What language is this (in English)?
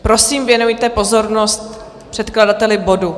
Czech